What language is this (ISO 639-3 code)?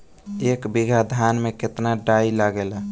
bho